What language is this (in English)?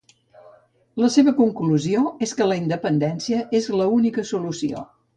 Catalan